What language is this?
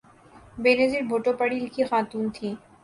Urdu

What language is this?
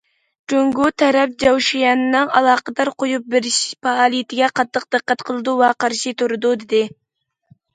Uyghur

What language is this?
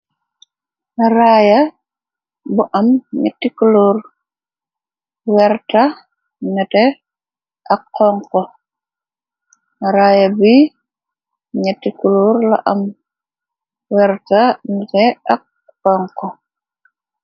Wolof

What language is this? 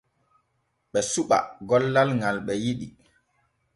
Borgu Fulfulde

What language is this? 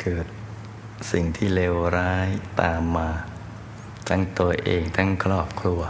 Thai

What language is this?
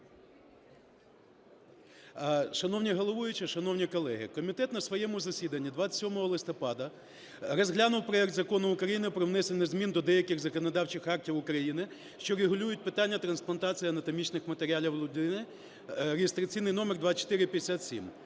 Ukrainian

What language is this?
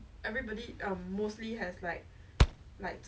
English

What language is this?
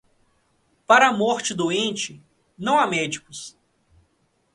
Portuguese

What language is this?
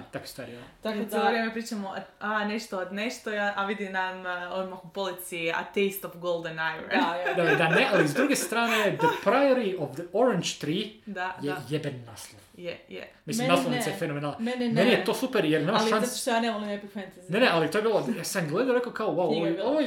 Croatian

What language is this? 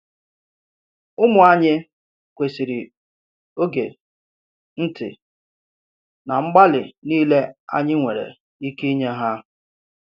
Igbo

